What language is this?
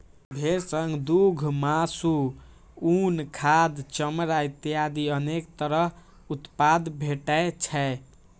Maithili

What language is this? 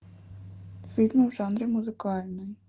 Russian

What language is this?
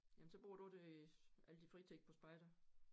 Danish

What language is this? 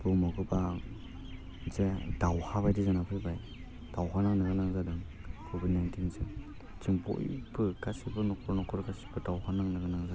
Bodo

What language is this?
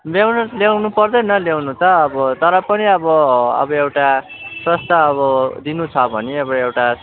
Nepali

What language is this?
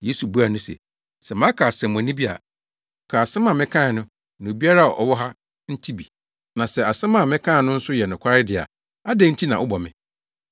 Akan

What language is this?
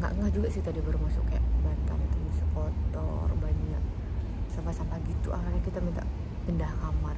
Indonesian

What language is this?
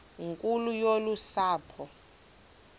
Xhosa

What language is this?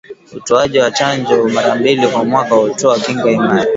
Swahili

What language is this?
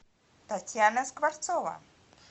Russian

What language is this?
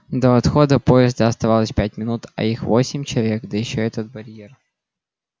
Russian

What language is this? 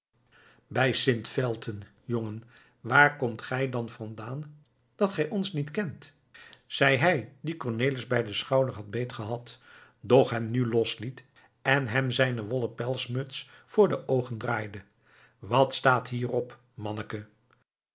Dutch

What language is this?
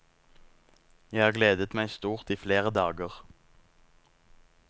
Norwegian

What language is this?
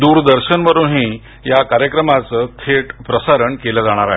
Marathi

